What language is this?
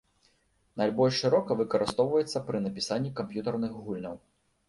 Belarusian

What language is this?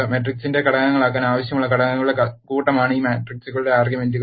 Malayalam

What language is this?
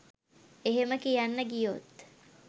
Sinhala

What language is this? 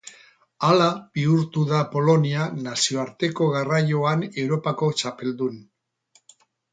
Basque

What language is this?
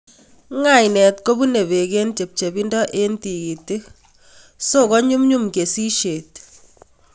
Kalenjin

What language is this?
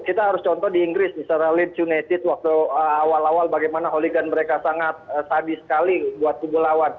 Indonesian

